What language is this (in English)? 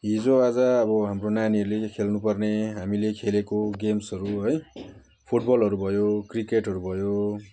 Nepali